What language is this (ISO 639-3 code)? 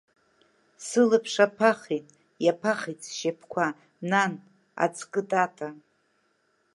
abk